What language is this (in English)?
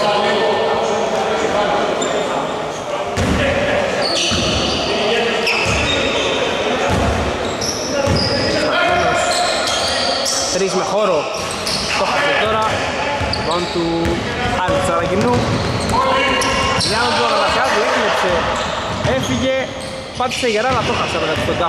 Greek